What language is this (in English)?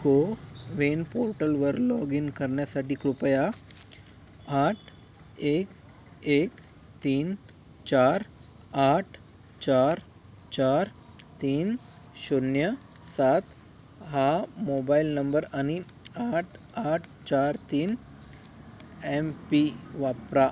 Marathi